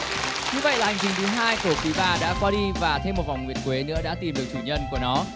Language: Vietnamese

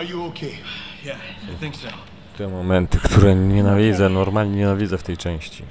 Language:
Polish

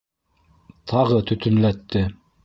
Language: Bashkir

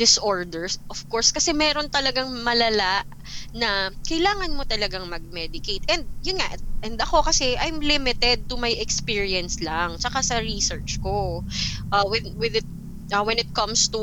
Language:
Filipino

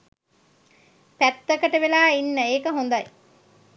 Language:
Sinhala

